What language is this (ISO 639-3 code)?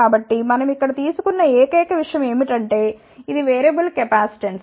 tel